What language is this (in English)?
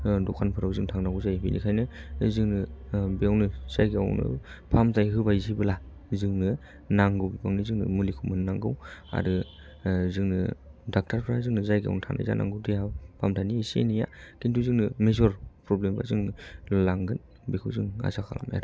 Bodo